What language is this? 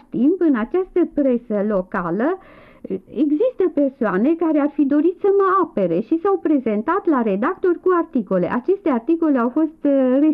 Romanian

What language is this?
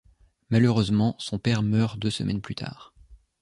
French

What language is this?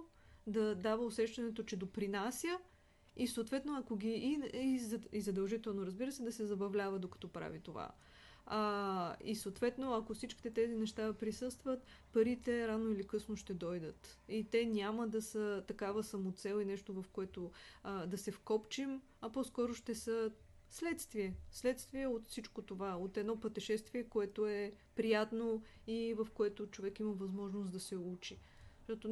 Bulgarian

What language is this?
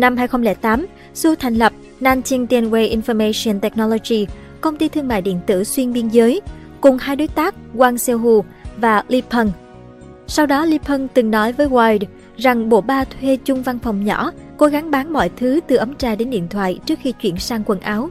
Vietnamese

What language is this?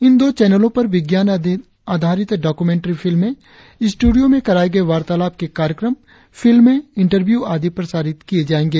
Hindi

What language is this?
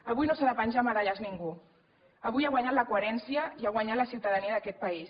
Catalan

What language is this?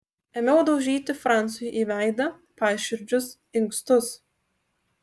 Lithuanian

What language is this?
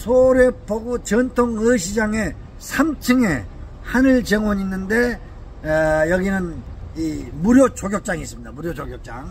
Korean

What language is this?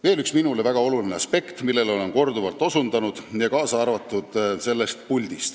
Estonian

